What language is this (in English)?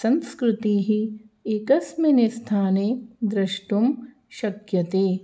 Sanskrit